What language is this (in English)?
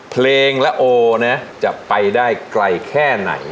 Thai